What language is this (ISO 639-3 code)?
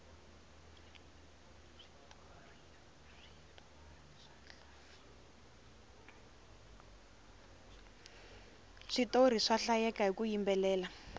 tso